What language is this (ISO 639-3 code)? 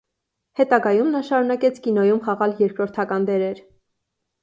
hye